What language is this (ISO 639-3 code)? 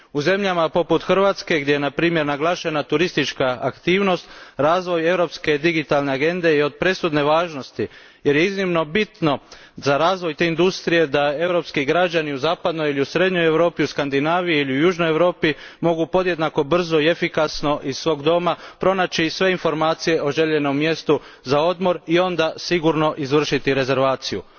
hrv